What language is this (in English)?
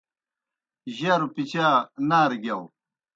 Kohistani Shina